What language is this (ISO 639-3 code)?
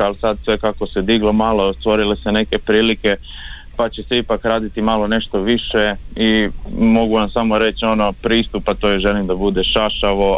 hrv